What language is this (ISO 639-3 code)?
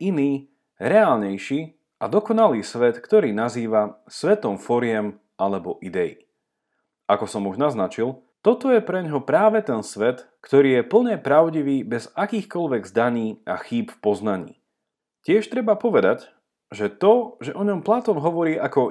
slk